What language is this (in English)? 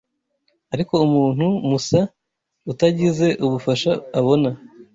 Kinyarwanda